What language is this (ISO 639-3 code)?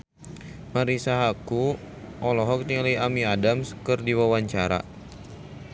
sun